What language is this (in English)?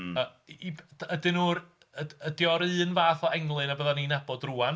Welsh